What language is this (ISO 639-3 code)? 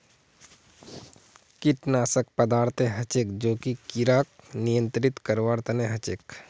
mag